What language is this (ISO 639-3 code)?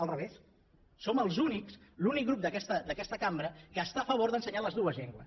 cat